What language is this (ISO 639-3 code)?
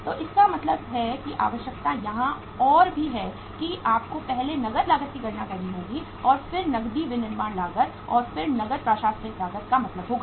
hin